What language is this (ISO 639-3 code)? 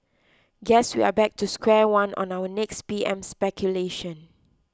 eng